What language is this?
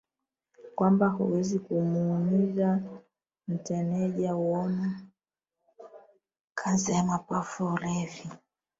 Swahili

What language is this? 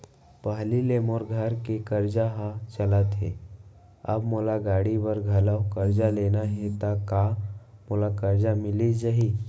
Chhattisgarhi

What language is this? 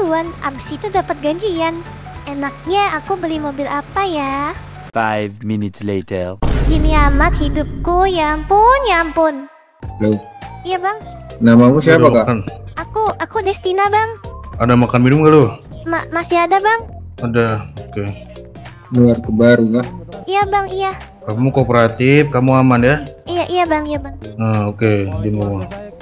Indonesian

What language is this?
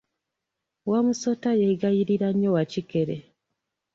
Ganda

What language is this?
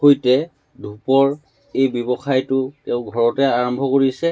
Assamese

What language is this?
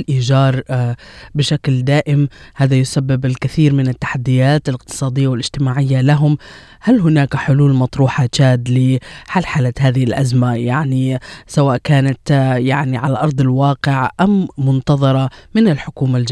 Arabic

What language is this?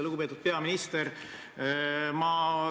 Estonian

